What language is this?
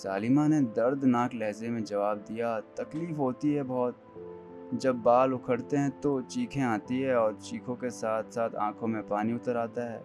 Hindi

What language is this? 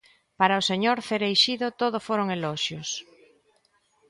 Galician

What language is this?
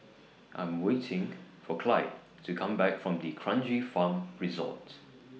English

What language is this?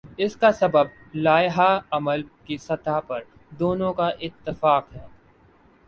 Urdu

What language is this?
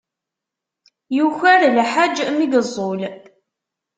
Kabyle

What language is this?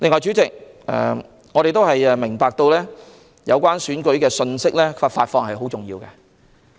Cantonese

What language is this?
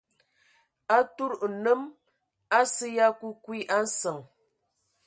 Ewondo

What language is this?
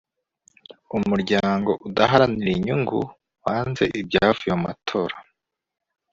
Kinyarwanda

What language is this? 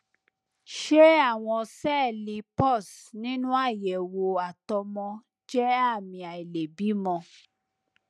Yoruba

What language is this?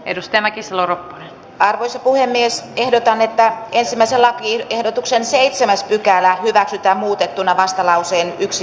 Finnish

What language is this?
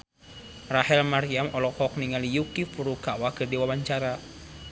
Sundanese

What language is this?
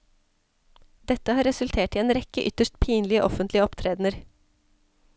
Norwegian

